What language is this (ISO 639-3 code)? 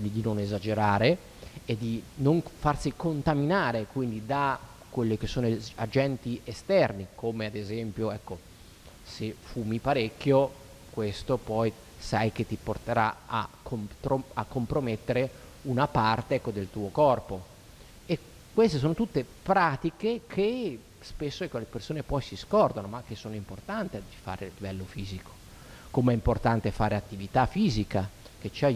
ita